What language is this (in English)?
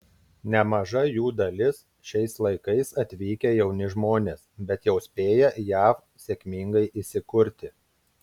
Lithuanian